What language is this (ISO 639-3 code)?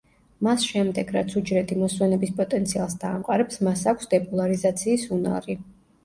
kat